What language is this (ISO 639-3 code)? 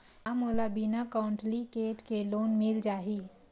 hne